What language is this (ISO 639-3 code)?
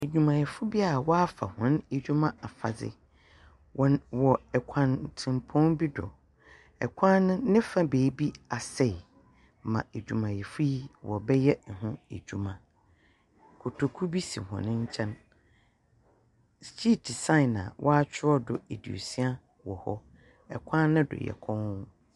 aka